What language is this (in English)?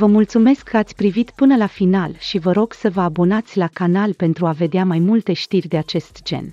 Romanian